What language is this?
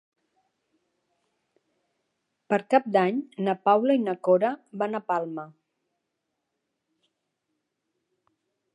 Catalan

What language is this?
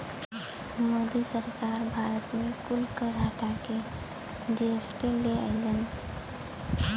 Bhojpuri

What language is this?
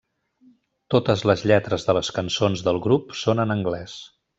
Catalan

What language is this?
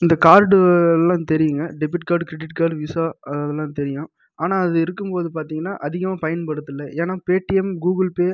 Tamil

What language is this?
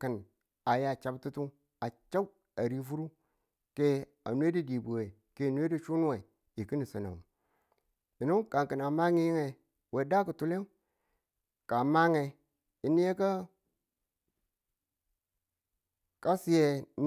Tula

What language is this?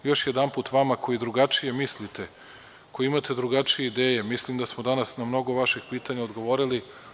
Serbian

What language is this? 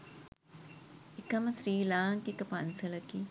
Sinhala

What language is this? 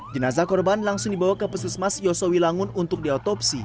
Indonesian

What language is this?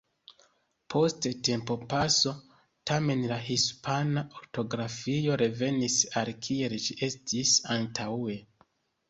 Esperanto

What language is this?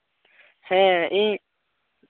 Santali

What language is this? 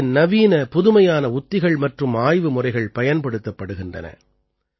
Tamil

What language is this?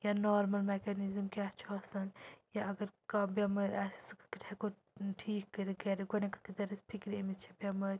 Kashmiri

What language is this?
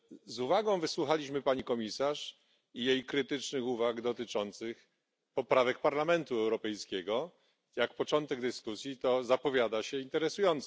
Polish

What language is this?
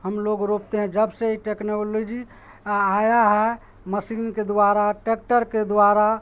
Urdu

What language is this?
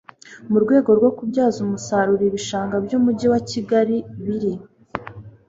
Kinyarwanda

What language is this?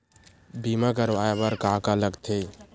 Chhattisgarhi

